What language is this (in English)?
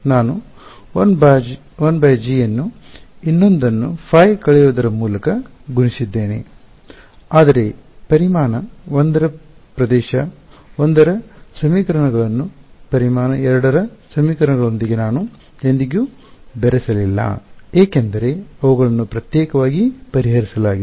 Kannada